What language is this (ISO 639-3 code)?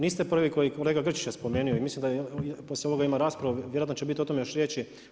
hrv